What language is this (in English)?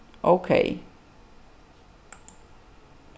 Faroese